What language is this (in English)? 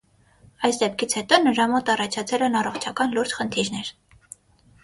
Armenian